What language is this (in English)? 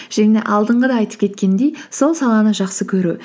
Kazakh